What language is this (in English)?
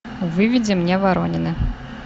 Russian